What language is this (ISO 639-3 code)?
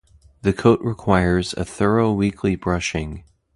eng